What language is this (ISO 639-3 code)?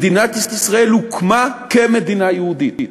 heb